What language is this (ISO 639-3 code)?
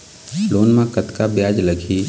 hne